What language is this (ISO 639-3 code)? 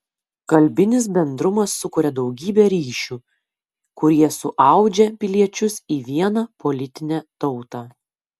lit